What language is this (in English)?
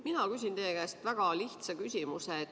Estonian